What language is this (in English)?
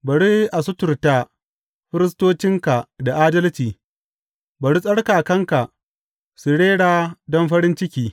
Hausa